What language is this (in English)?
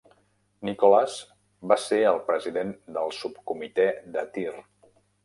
Catalan